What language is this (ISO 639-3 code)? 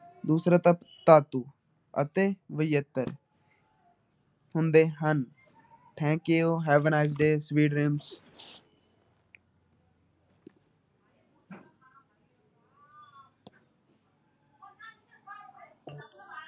pan